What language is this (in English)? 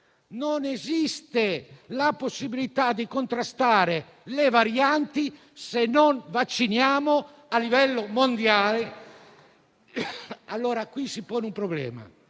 Italian